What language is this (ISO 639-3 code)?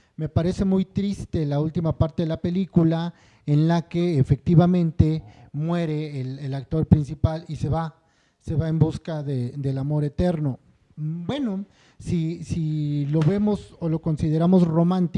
spa